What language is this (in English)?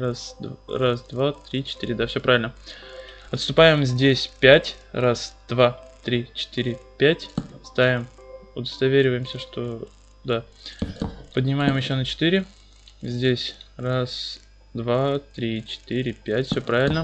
Russian